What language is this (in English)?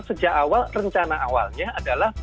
Indonesian